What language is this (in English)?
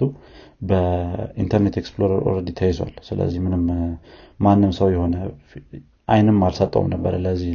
Amharic